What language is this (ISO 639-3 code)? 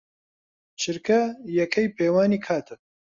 ckb